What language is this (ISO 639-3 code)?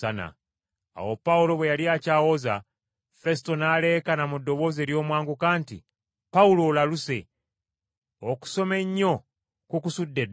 lug